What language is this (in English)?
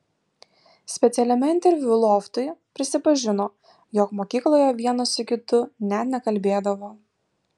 Lithuanian